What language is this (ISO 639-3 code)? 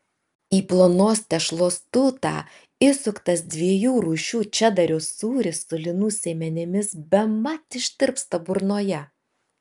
lit